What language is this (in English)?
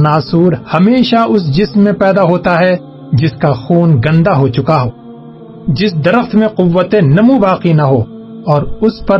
Urdu